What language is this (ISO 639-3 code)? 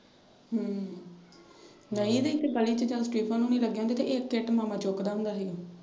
pan